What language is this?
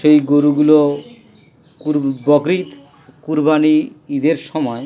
Bangla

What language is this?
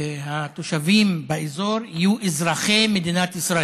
Hebrew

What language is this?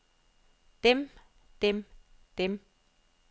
Danish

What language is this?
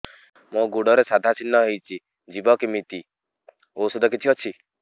Odia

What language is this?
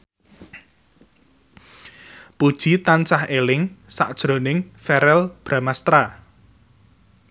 Javanese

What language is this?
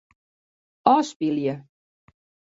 Western Frisian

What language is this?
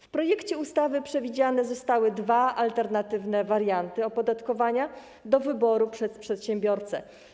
Polish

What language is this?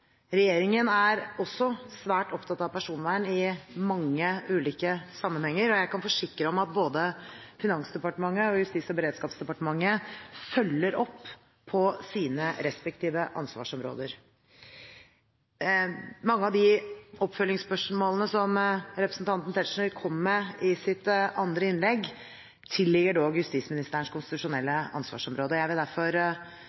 Norwegian Bokmål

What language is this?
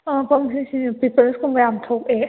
Manipuri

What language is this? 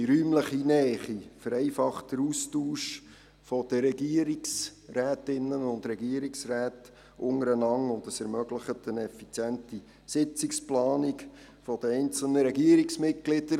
Swiss German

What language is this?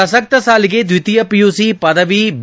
Kannada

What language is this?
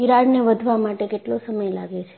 Gujarati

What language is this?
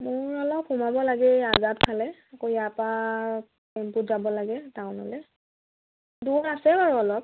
Assamese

